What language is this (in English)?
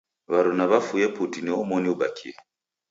Taita